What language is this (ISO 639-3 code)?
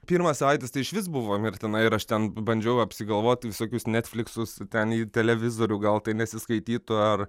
lit